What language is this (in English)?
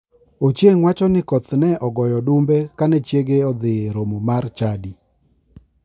Luo (Kenya and Tanzania)